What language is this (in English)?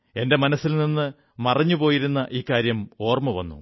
Malayalam